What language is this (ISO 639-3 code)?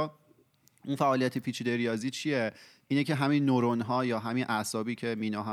fas